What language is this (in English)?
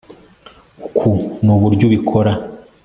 Kinyarwanda